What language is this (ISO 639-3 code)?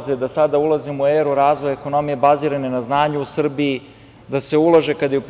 srp